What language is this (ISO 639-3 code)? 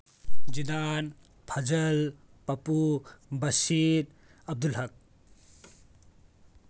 mni